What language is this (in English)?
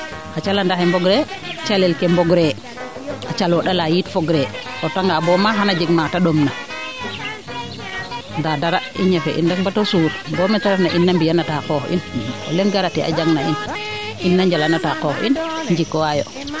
Serer